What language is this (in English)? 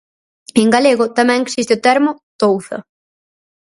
Galician